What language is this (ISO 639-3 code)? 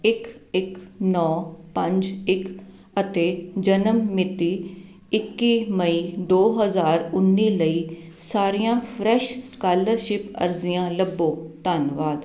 pan